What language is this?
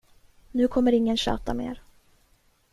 Swedish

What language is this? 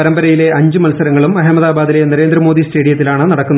Malayalam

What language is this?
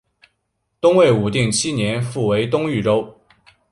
Chinese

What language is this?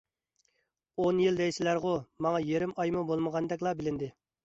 Uyghur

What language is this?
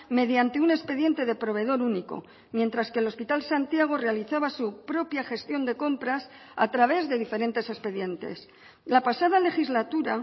Spanish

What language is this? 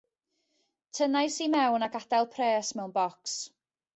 Welsh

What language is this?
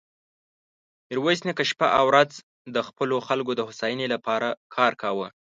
Pashto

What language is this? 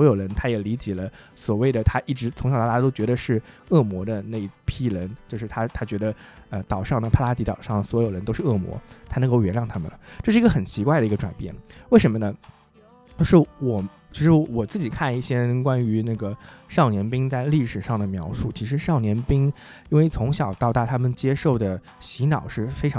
Chinese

